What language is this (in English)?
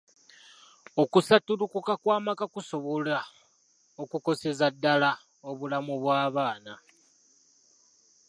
Ganda